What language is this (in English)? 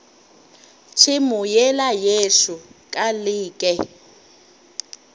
Northern Sotho